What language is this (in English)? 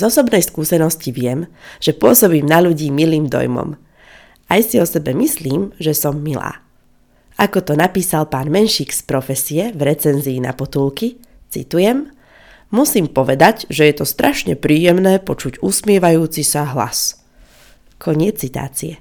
Slovak